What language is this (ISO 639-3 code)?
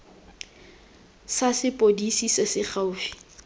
tsn